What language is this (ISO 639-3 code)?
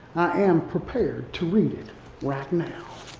eng